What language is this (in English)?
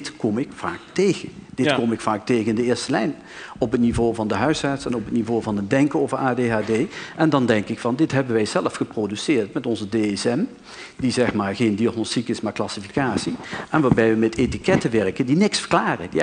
Dutch